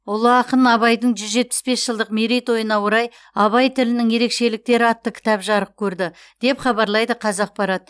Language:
Kazakh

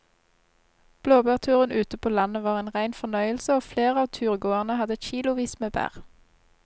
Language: Norwegian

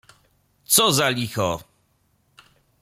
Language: Polish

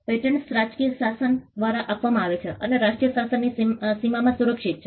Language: Gujarati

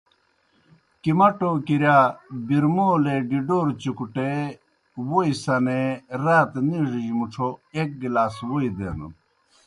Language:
Kohistani Shina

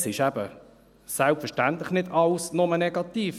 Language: Swiss German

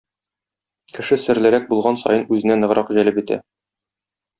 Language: Tatar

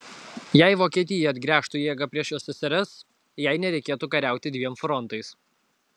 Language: Lithuanian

